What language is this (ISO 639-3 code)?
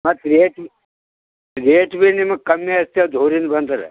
kan